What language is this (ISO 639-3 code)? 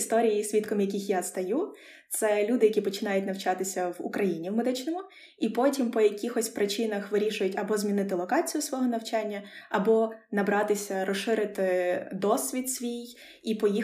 ukr